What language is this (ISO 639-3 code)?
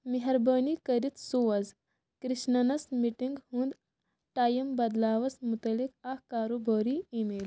kas